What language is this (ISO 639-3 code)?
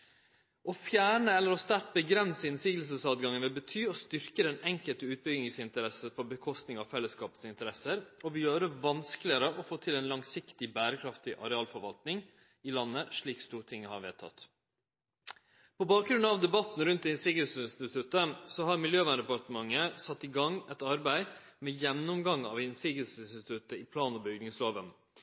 nno